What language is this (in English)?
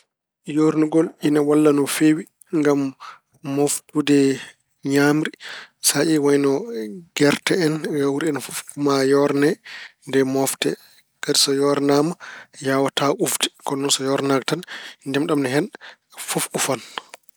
Fula